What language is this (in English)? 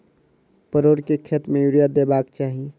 Maithili